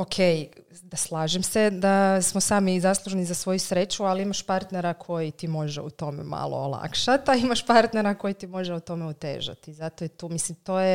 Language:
Croatian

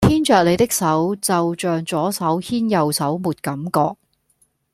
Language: Cantonese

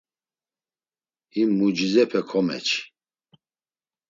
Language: Laz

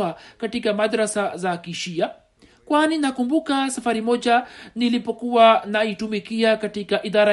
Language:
Swahili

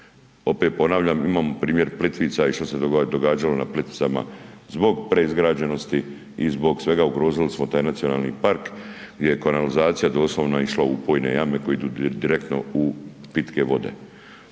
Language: Croatian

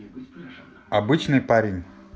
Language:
Russian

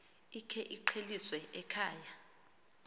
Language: Xhosa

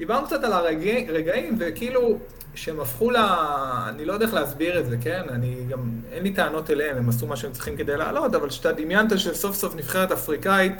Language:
Hebrew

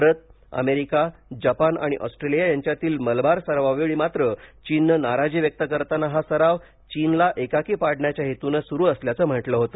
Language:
Marathi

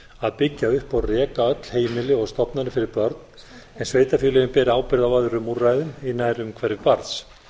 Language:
Icelandic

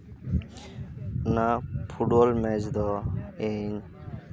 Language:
Santali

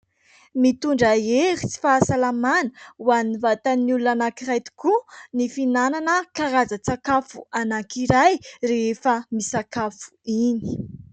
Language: Malagasy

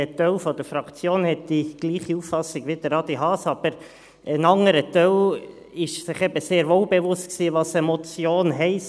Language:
Swiss German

